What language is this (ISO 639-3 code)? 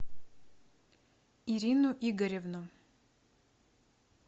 rus